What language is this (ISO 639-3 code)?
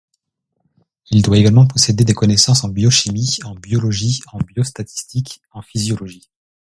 fra